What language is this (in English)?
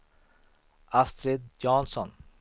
Swedish